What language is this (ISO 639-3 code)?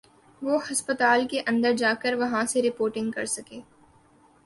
urd